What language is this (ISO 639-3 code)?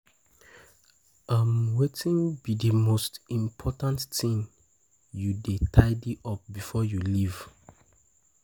pcm